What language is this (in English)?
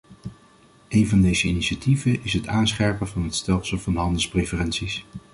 Dutch